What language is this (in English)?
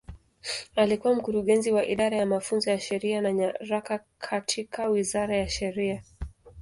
Swahili